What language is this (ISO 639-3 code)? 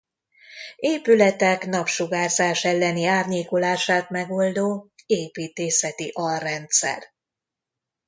hun